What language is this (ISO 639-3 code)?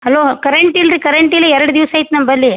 kan